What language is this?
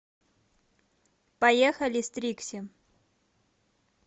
Russian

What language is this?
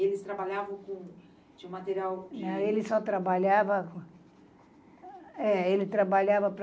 Portuguese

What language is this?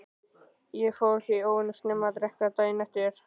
Icelandic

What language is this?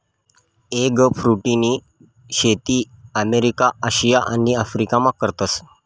Marathi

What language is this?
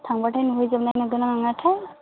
Bodo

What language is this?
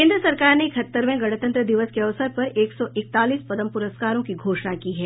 Hindi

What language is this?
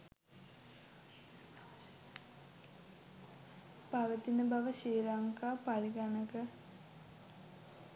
Sinhala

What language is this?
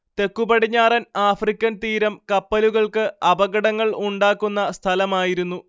Malayalam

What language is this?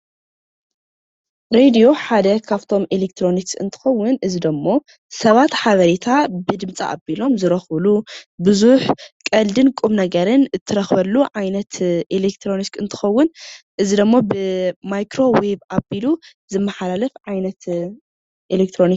Tigrinya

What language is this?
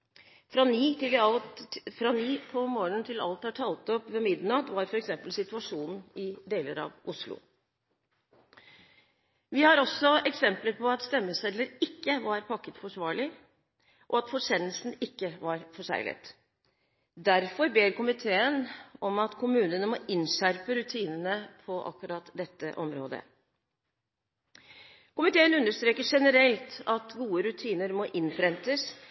Norwegian Bokmål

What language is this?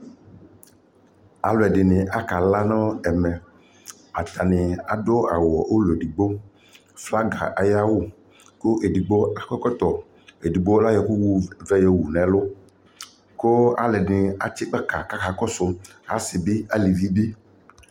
Ikposo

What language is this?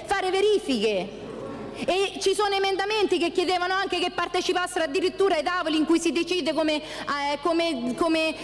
Italian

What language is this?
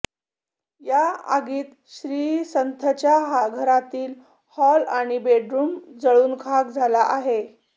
Marathi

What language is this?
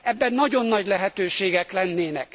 Hungarian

